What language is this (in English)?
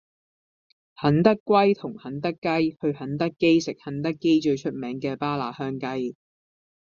Cantonese